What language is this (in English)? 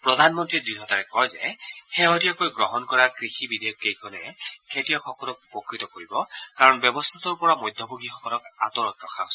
Assamese